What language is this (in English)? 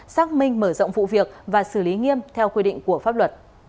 Vietnamese